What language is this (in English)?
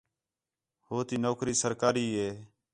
Khetrani